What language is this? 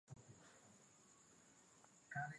Swahili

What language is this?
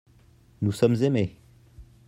French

